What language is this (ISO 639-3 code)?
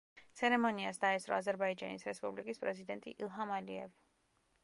kat